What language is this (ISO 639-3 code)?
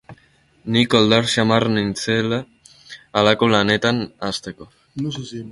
eus